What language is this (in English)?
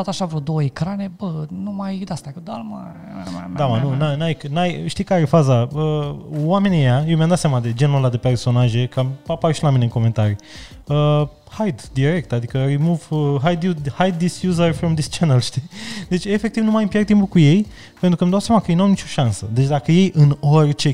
Romanian